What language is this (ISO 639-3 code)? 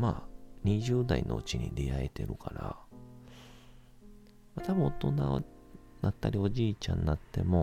jpn